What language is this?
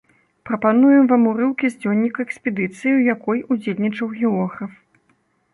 Belarusian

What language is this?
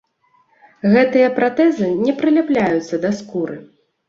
Belarusian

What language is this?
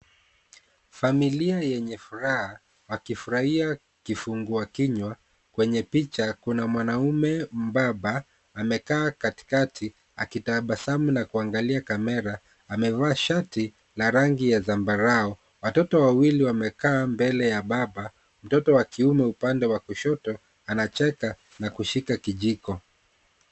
Swahili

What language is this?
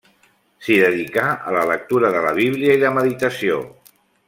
Catalan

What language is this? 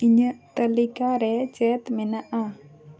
Santali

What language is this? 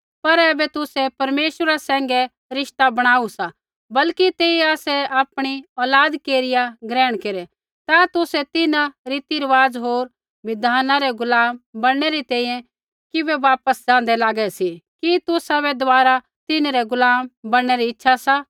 Kullu Pahari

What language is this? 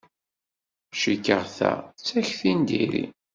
Kabyle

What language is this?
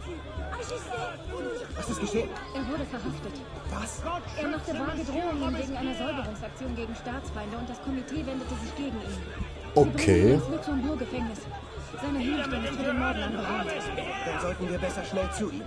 German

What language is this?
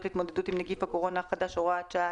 Hebrew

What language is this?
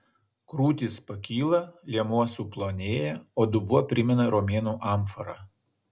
Lithuanian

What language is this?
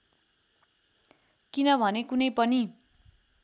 Nepali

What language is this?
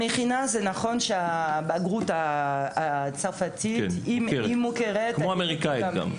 Hebrew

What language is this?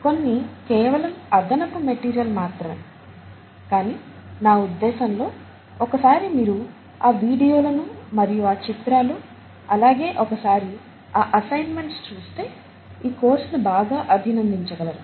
Telugu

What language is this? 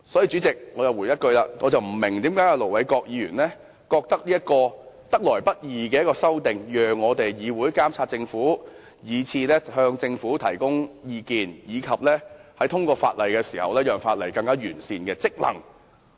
Cantonese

